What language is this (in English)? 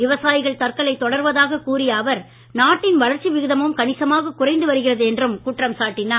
Tamil